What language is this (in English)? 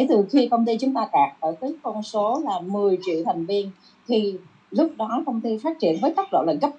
Vietnamese